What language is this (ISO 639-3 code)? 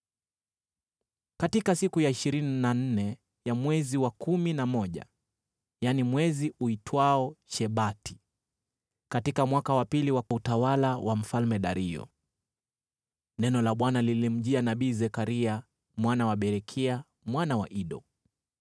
swa